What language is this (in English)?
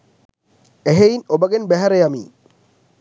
Sinhala